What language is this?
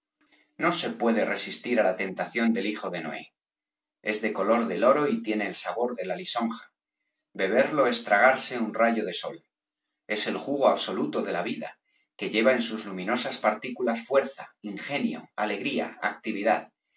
Spanish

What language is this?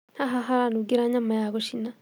Kikuyu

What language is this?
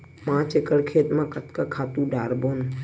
Chhattisgarhi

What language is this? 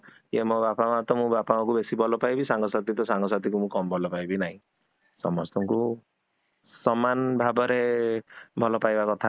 Odia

